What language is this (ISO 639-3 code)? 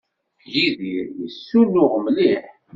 kab